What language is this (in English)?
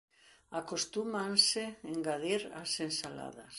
Galician